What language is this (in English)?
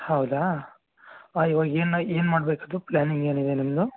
Kannada